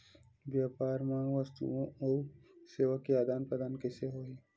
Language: Chhattisgarhi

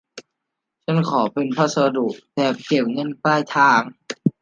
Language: Thai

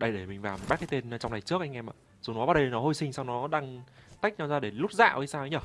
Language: Vietnamese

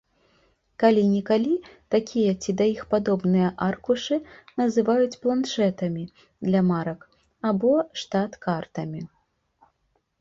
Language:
Belarusian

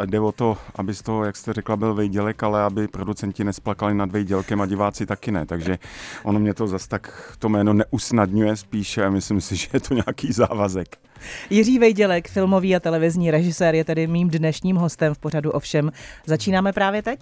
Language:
Czech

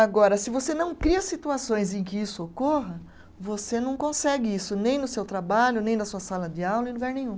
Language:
Portuguese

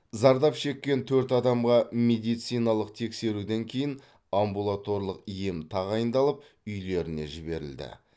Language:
Kazakh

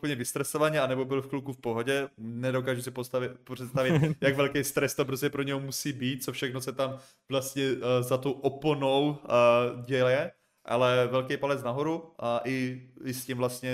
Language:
Czech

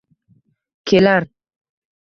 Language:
Uzbek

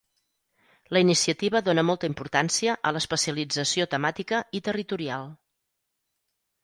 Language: Catalan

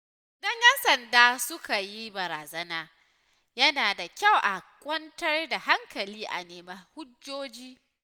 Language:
Hausa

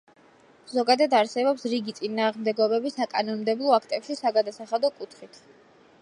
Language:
Georgian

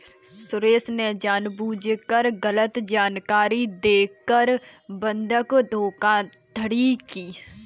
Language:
Hindi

